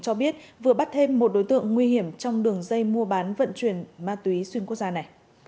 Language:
Vietnamese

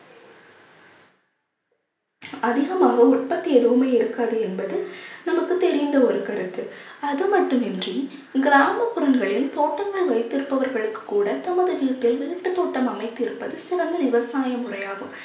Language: Tamil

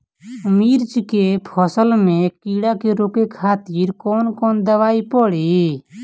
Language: Bhojpuri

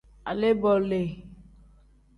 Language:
Tem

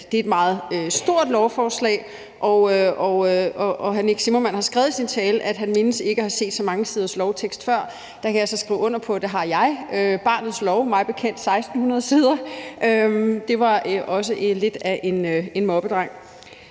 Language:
Danish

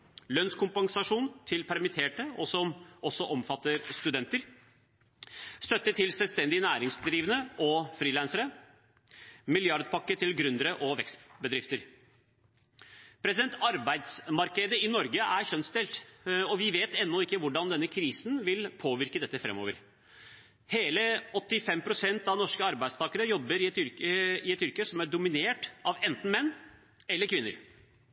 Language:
Norwegian Bokmål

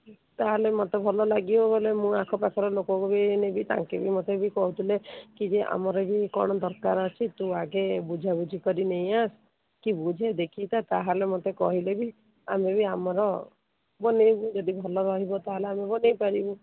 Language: Odia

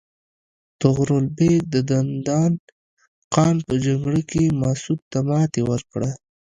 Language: Pashto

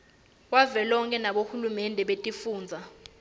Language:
Swati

